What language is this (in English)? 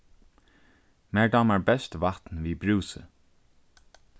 Faroese